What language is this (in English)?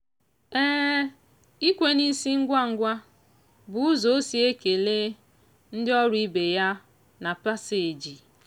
Igbo